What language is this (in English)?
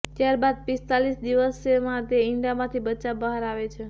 Gujarati